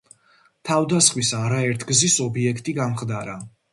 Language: Georgian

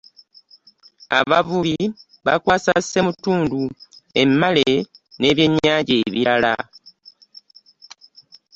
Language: Ganda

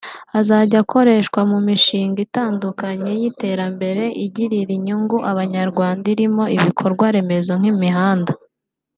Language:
Kinyarwanda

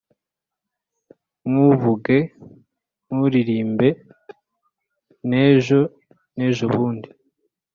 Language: Kinyarwanda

